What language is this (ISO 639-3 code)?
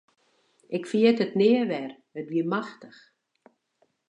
fry